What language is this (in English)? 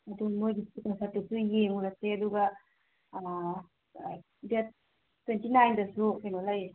Manipuri